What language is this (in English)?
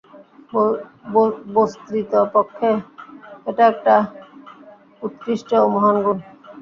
Bangla